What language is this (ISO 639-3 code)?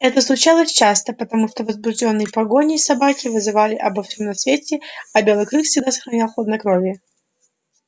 rus